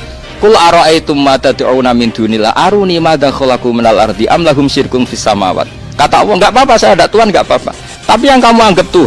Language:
Indonesian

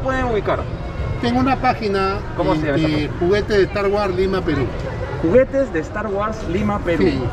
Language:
Spanish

